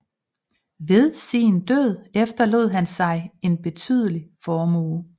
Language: Danish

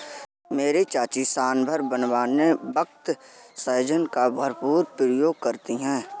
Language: Hindi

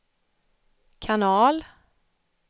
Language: Swedish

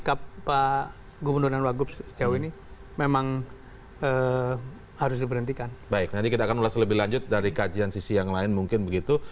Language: Indonesian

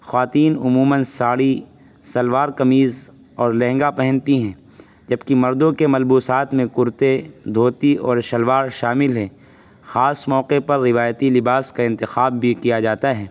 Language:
Urdu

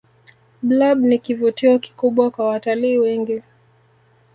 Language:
Swahili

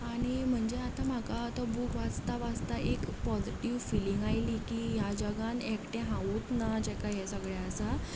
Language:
Konkani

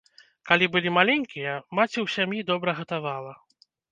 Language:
Belarusian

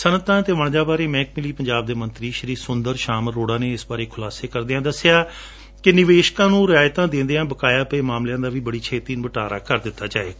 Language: Punjabi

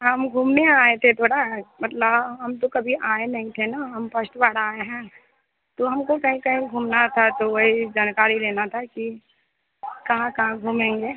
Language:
Hindi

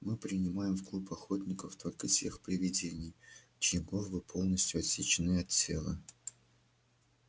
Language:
Russian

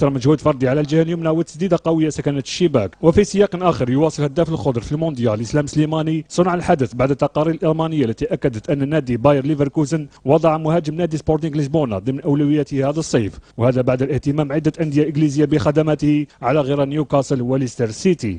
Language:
Arabic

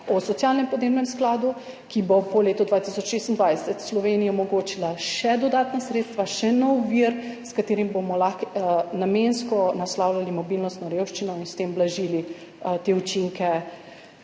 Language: Slovenian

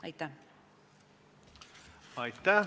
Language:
Estonian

